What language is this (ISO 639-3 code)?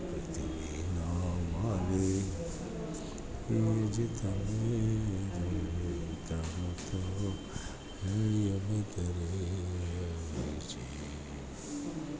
guj